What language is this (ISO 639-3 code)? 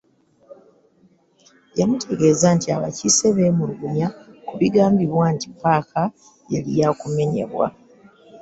lug